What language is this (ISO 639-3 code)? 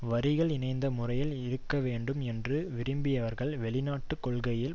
tam